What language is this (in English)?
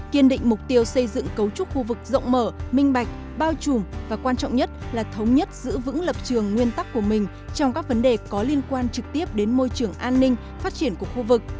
Vietnamese